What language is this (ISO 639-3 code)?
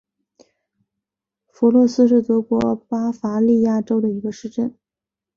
zho